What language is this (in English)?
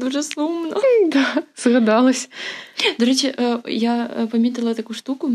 Ukrainian